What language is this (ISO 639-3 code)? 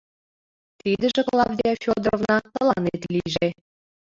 chm